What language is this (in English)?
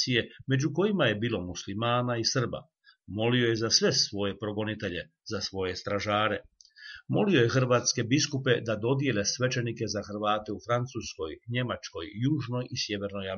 Croatian